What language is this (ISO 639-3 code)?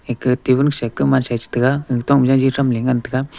nnp